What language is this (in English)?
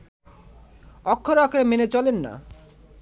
Bangla